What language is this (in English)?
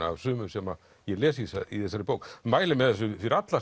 Icelandic